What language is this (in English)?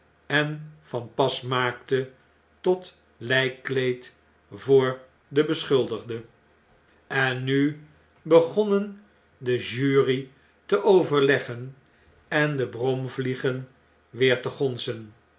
Dutch